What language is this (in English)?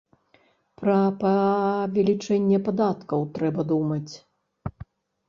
Belarusian